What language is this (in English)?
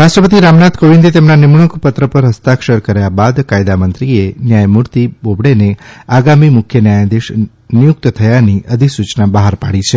Gujarati